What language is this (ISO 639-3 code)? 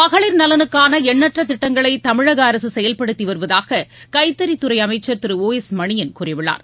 tam